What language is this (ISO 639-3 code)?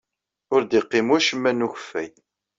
kab